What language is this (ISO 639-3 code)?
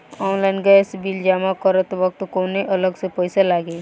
bho